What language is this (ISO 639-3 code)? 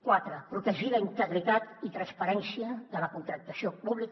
cat